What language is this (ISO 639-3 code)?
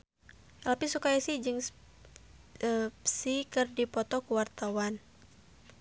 sun